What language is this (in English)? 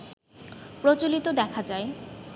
Bangla